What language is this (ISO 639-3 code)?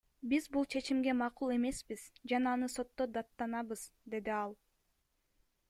kir